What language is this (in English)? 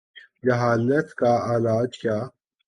Urdu